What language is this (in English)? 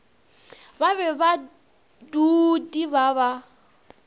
Northern Sotho